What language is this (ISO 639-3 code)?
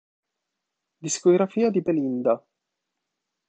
ita